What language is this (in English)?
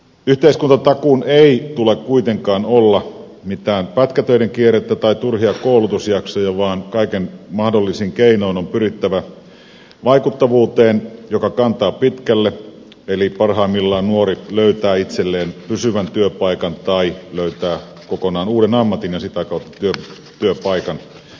Finnish